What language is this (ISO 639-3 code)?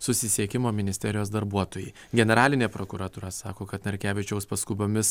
lit